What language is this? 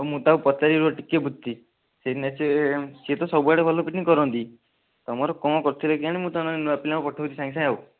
Odia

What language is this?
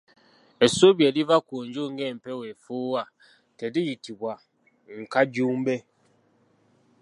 Ganda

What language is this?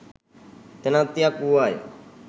Sinhala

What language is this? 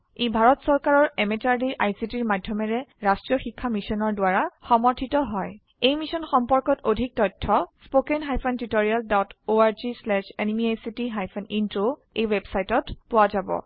Assamese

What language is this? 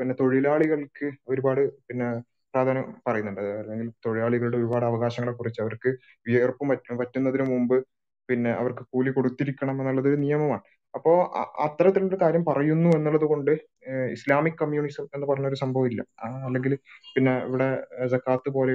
Malayalam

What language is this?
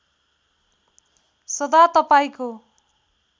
Nepali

